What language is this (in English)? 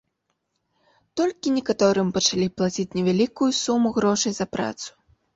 Belarusian